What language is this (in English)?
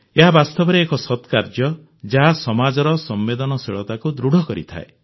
Odia